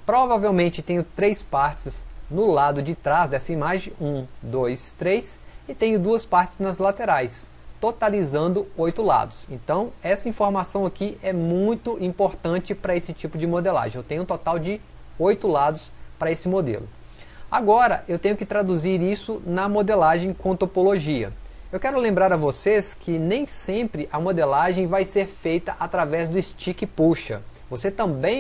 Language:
Portuguese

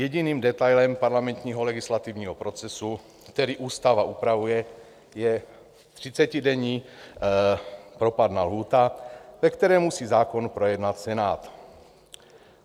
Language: Czech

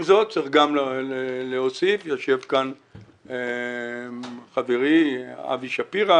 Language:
Hebrew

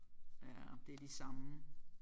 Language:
Danish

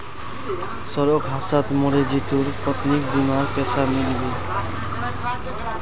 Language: Magahi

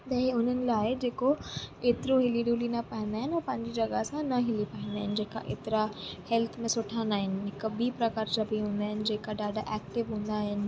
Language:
Sindhi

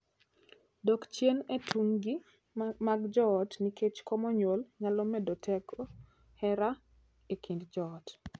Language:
Luo (Kenya and Tanzania)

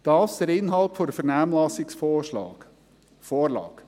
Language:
Swiss German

